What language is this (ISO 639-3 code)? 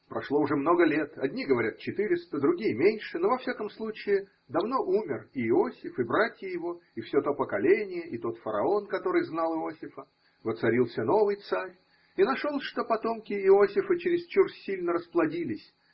rus